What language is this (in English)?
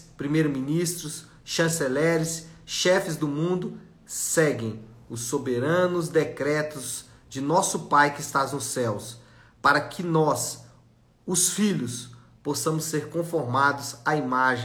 Portuguese